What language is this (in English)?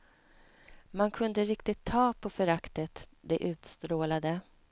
Swedish